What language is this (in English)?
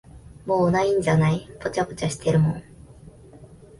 Japanese